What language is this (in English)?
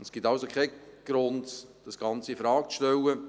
Swiss German